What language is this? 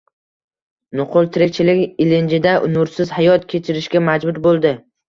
Uzbek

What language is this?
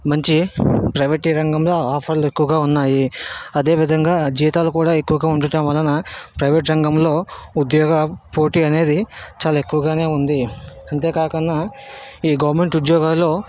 Telugu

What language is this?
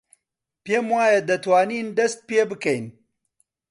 Central Kurdish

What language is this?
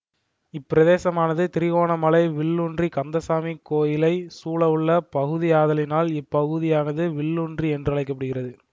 Tamil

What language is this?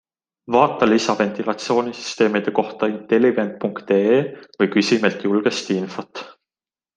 Estonian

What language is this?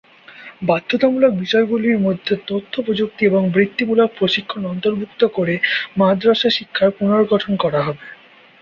Bangla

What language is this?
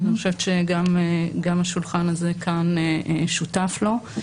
Hebrew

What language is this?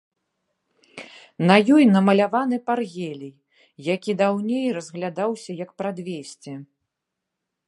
Belarusian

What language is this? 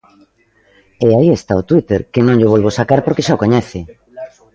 Galician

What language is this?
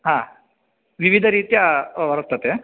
Sanskrit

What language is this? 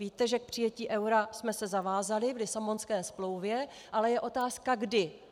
Czech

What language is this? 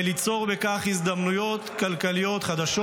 Hebrew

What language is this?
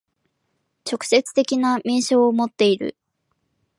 Japanese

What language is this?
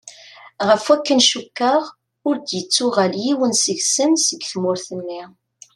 Kabyle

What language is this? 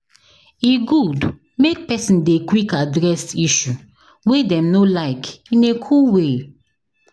Nigerian Pidgin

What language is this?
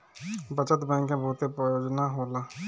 Bhojpuri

